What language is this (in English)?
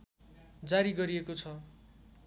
Nepali